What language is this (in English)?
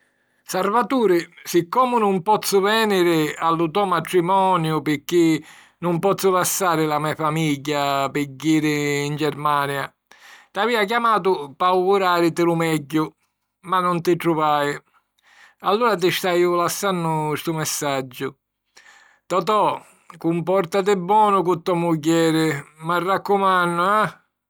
Sicilian